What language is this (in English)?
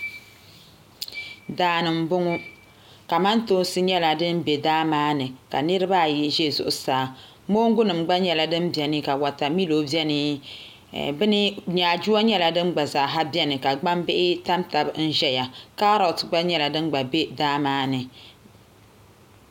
Dagbani